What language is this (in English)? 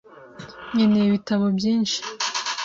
Kinyarwanda